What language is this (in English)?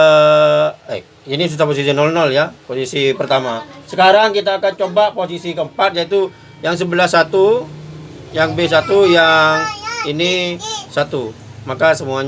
Indonesian